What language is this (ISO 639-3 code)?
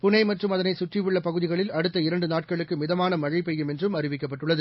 tam